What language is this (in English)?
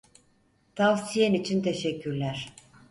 Turkish